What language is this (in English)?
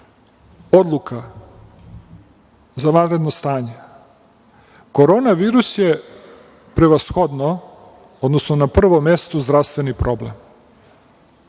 Serbian